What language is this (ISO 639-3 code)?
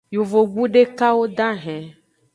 ajg